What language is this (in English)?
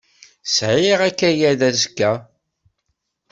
Kabyle